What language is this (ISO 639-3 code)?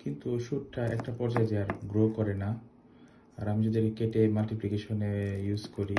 ben